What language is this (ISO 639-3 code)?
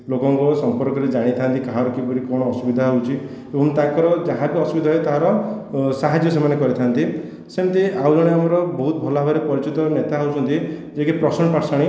ori